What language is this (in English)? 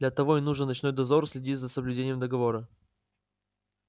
Russian